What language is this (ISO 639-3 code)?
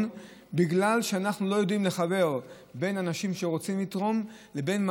heb